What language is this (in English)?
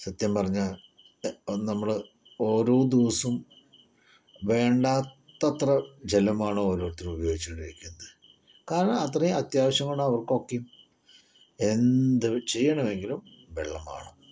Malayalam